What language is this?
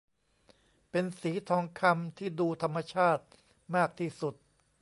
Thai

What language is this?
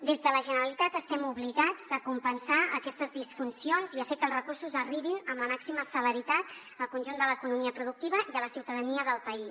Catalan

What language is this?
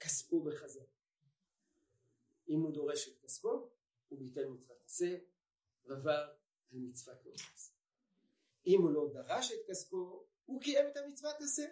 Hebrew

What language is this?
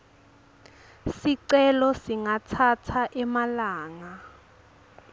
Swati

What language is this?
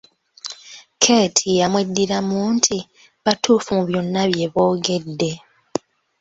Ganda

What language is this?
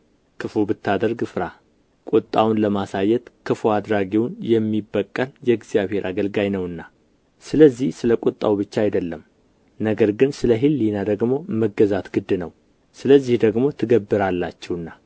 Amharic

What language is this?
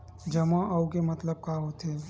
Chhattisgarhi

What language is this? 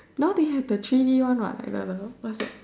English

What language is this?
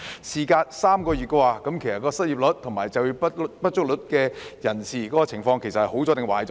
Cantonese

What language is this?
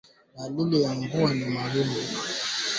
Swahili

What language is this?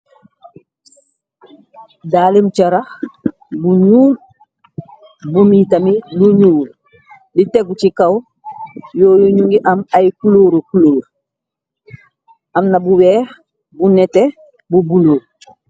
Wolof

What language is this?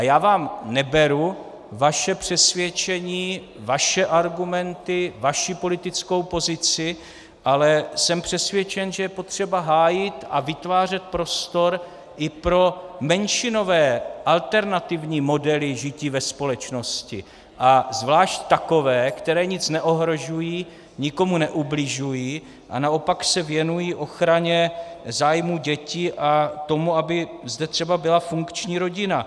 Czech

